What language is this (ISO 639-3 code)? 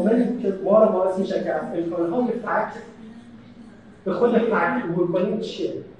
fas